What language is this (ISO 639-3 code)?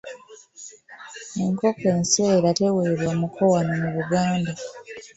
lug